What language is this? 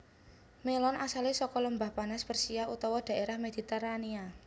Javanese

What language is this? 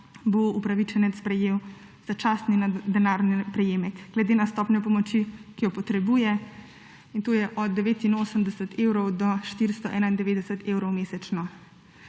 Slovenian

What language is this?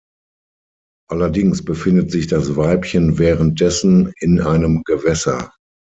German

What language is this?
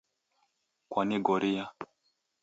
Taita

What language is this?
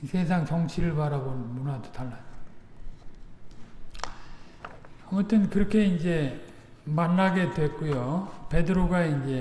Korean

